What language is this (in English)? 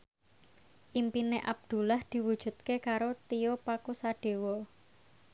Javanese